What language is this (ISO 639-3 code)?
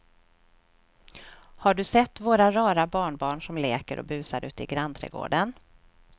swe